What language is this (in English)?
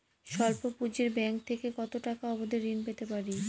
Bangla